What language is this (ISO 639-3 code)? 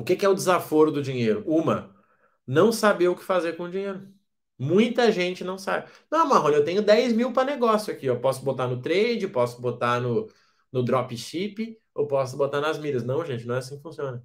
por